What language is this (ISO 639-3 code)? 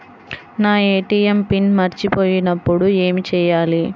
tel